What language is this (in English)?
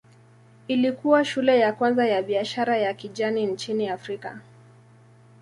Swahili